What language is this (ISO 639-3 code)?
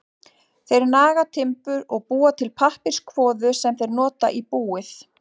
isl